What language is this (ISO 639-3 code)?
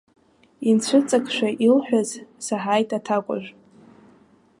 abk